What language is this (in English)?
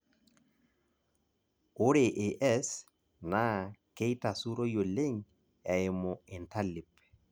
Masai